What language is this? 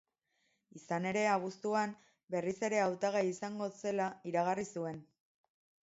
Basque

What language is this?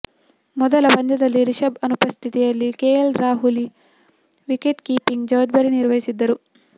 Kannada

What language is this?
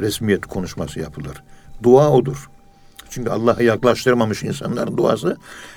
Turkish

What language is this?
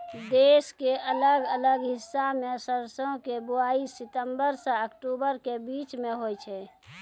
Maithili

